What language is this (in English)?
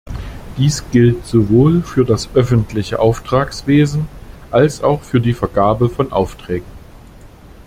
German